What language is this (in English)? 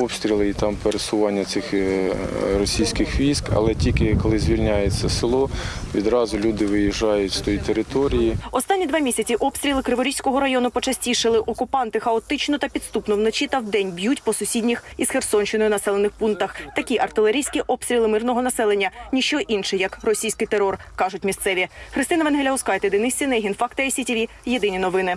Ukrainian